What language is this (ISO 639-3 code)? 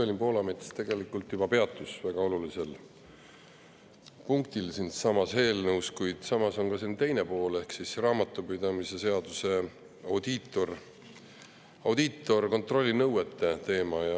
est